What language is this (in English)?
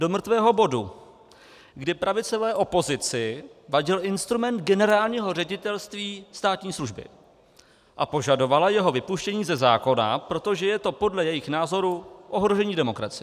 Czech